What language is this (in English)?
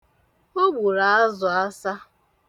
Igbo